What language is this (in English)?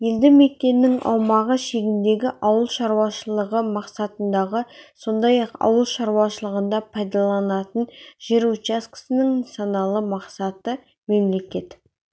Kazakh